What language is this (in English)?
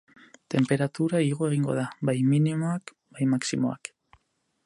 Basque